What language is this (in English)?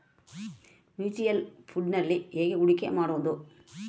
Kannada